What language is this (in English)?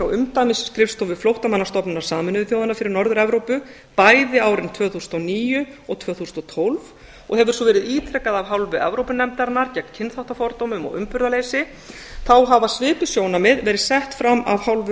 Icelandic